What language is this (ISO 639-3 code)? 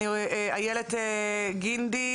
heb